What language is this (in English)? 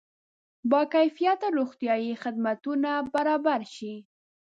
Pashto